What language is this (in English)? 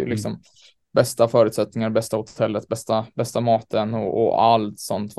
Swedish